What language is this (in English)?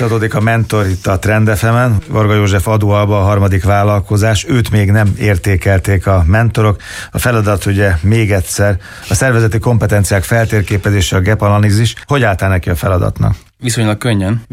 Hungarian